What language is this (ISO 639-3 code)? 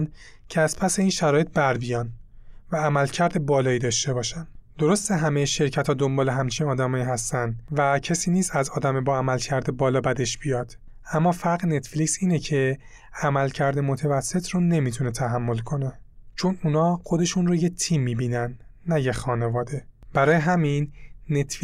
fas